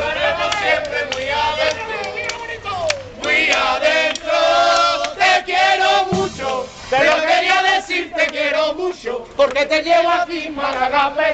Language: Spanish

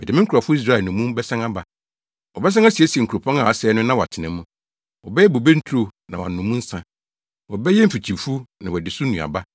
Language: Akan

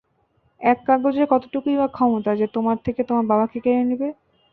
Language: Bangla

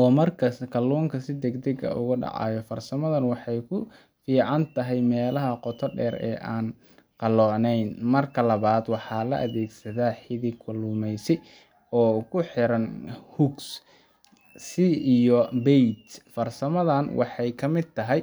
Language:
Somali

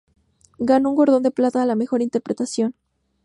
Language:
Spanish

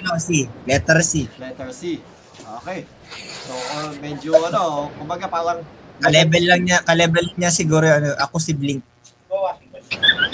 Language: Filipino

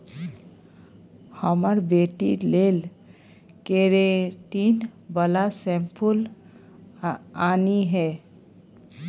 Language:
Maithili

